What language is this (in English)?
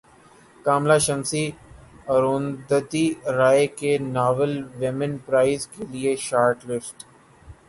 Urdu